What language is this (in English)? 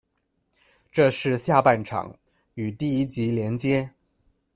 Chinese